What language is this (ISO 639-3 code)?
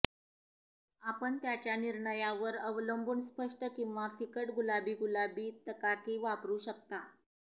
mar